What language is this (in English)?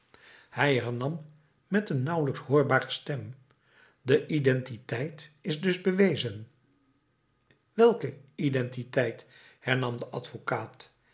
Dutch